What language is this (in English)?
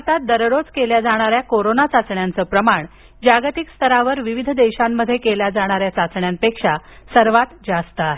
Marathi